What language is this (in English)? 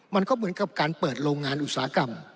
Thai